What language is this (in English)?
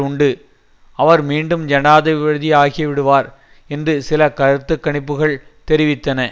Tamil